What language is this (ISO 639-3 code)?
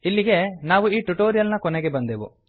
kan